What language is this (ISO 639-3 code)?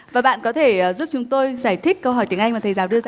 vie